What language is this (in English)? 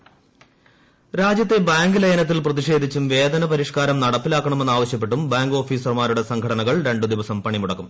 Malayalam